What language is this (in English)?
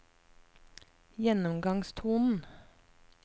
Norwegian